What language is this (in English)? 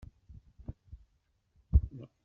Kabyle